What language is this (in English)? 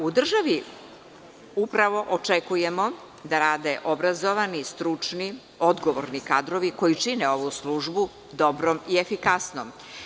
Serbian